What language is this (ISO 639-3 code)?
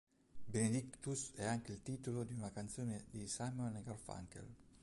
ita